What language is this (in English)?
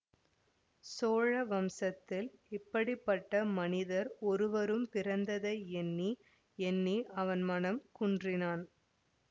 Tamil